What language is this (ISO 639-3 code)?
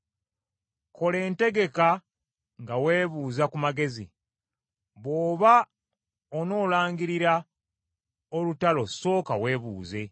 lug